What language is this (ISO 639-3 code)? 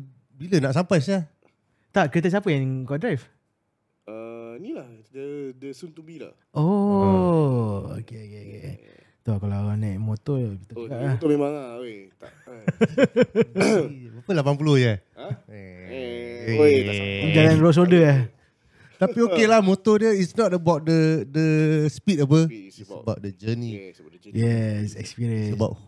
msa